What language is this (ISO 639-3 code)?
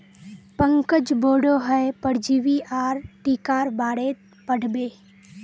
mag